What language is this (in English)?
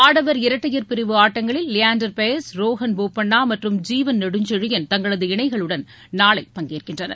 Tamil